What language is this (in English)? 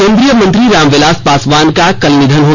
Hindi